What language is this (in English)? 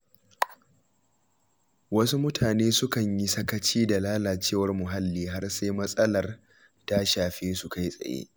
Hausa